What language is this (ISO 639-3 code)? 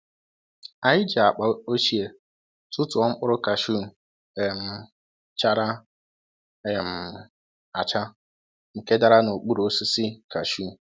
ibo